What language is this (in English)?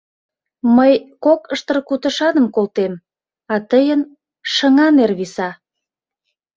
Mari